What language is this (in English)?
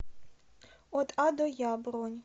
Russian